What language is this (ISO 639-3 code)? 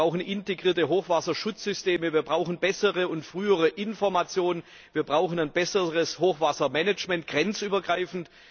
deu